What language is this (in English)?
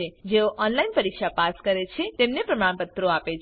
Gujarati